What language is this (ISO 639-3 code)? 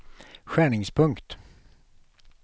swe